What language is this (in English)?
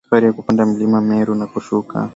Swahili